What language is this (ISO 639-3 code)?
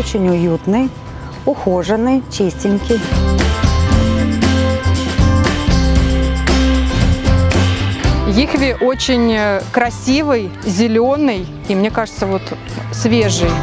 rus